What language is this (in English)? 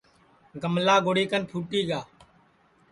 Sansi